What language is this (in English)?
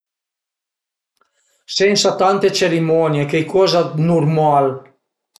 Piedmontese